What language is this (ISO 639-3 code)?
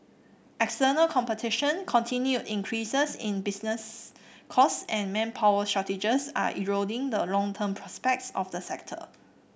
eng